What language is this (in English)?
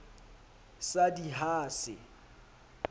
Southern Sotho